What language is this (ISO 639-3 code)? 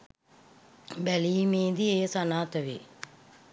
sin